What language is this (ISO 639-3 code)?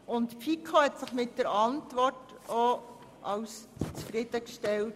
gsw